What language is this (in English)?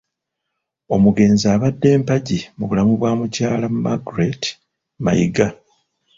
Ganda